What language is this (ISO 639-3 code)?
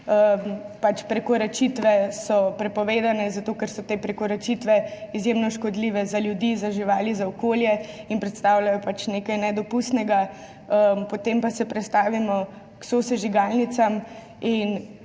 slv